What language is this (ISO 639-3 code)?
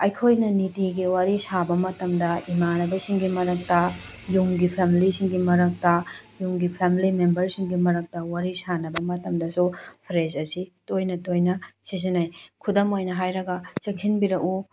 mni